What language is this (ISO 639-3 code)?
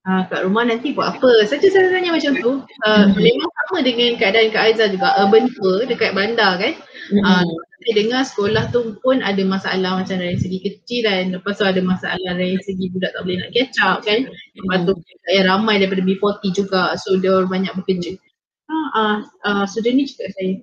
msa